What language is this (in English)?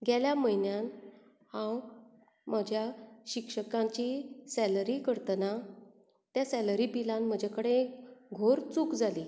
Konkani